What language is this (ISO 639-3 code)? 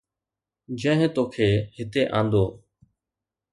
snd